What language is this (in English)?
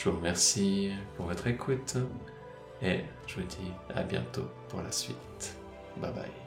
French